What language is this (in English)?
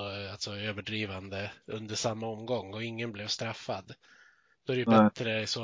Swedish